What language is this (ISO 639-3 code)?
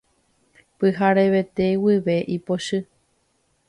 grn